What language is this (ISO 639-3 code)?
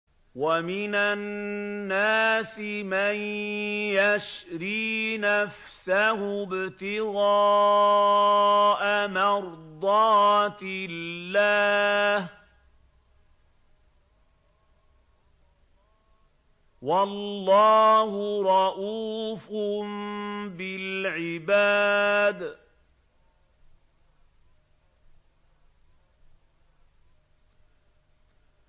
ara